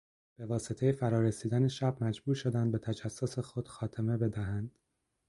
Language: Persian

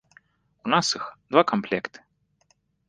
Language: Belarusian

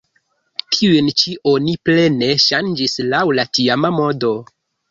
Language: Esperanto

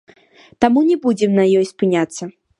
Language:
Belarusian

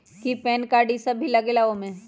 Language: Magahi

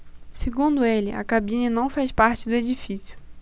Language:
Portuguese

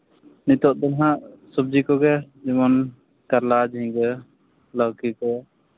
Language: Santali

